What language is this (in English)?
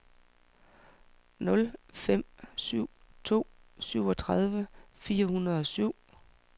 Danish